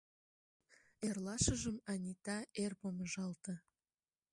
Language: Mari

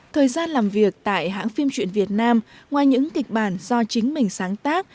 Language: Vietnamese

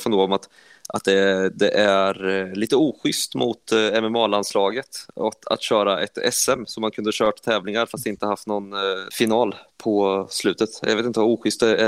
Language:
Swedish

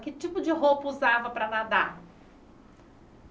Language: Portuguese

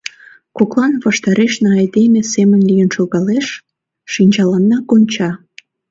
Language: Mari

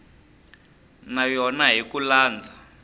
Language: Tsonga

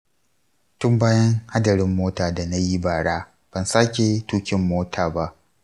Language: Hausa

